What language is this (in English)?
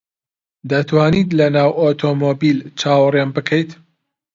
Central Kurdish